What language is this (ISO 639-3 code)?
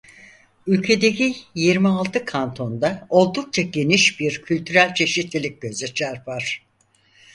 tur